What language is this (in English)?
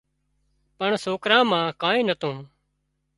Wadiyara Koli